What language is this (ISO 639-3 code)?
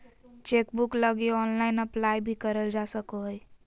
mag